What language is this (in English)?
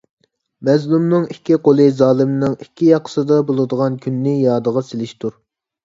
Uyghur